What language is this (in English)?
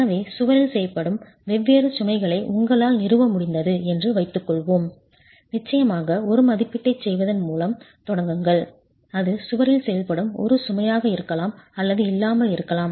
Tamil